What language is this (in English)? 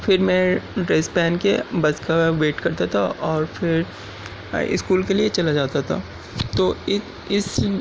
Urdu